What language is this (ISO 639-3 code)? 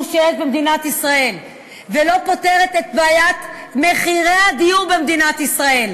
heb